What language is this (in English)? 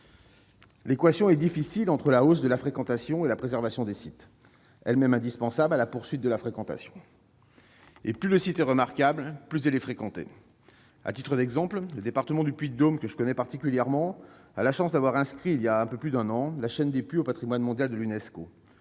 French